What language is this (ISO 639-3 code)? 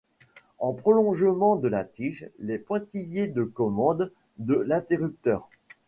fra